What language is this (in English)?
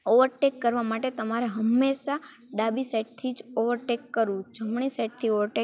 Gujarati